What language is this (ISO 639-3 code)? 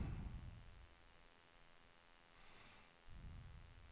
swe